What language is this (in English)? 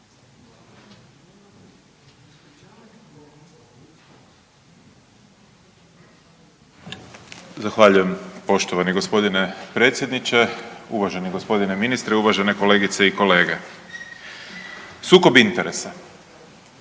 Croatian